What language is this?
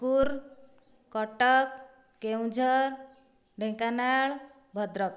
Odia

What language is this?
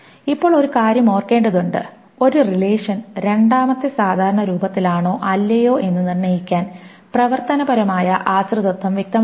Malayalam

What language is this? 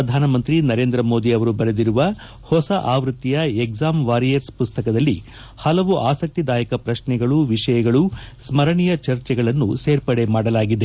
Kannada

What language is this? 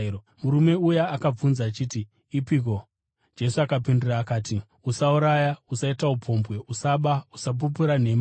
Shona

